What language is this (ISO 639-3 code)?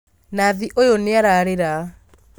kik